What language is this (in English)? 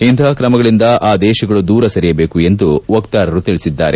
Kannada